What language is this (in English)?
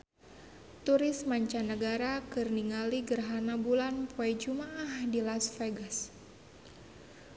Sundanese